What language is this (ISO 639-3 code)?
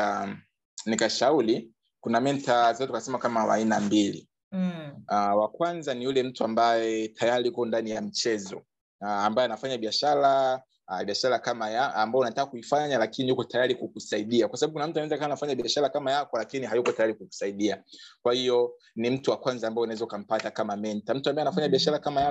swa